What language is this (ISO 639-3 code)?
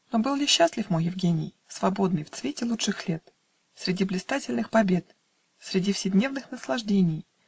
rus